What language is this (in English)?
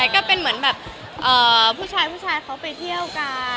Thai